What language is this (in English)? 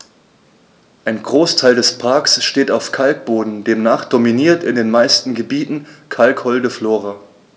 German